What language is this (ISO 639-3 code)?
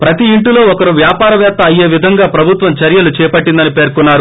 tel